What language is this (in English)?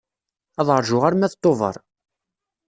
Kabyle